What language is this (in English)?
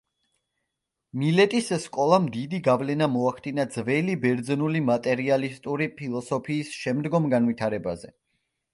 Georgian